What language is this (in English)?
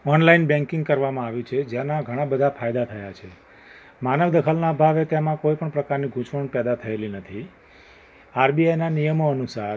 Gujarati